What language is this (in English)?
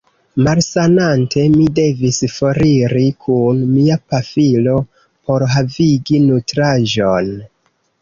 Esperanto